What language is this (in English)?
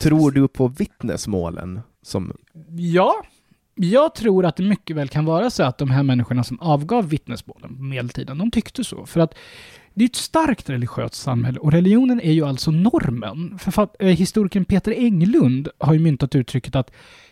Swedish